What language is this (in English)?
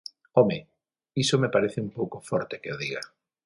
Galician